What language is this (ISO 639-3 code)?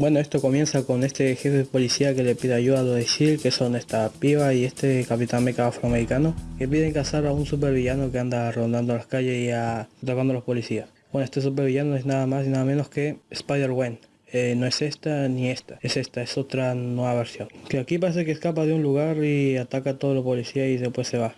spa